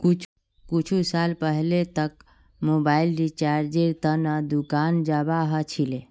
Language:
Magahi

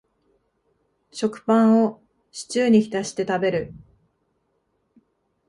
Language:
Japanese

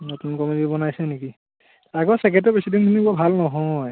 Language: Assamese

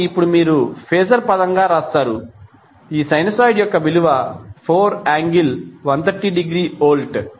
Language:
Telugu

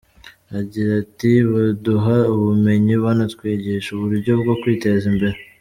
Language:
Kinyarwanda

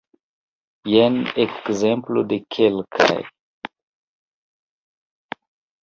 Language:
Esperanto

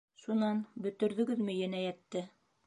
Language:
Bashkir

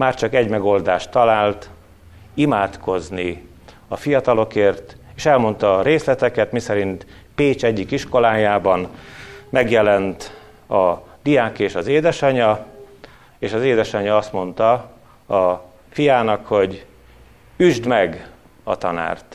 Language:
Hungarian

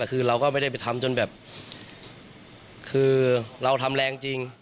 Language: Thai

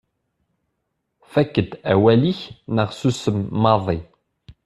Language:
Kabyle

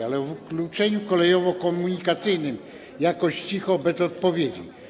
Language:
Polish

